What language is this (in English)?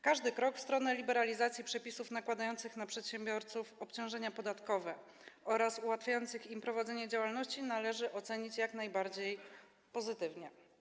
Polish